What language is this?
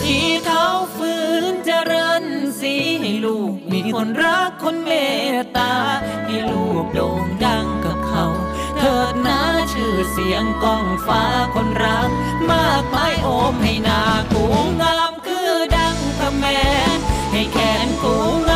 Thai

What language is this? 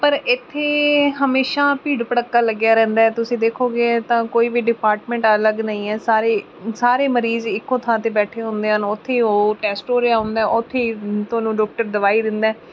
Punjabi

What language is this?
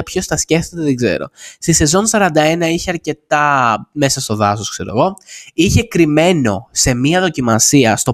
Greek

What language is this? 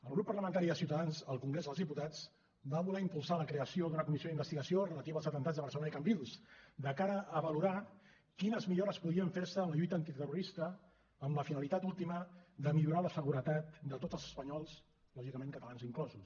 Catalan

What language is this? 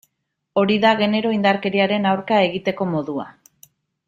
Basque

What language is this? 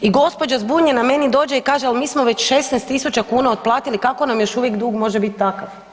Croatian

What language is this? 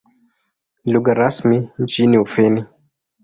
Swahili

